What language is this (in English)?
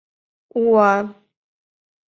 Mari